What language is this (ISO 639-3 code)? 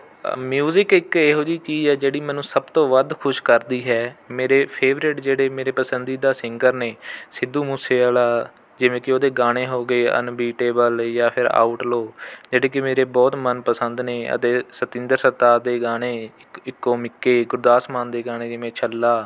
pan